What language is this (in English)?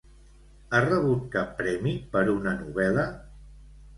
Catalan